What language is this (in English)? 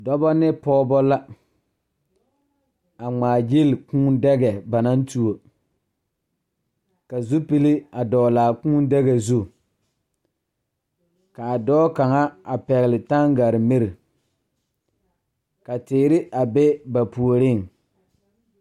Southern Dagaare